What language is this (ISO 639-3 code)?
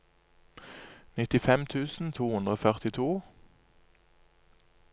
nor